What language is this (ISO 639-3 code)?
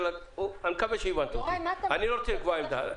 heb